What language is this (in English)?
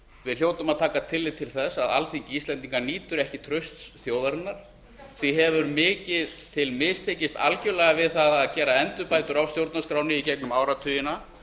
Icelandic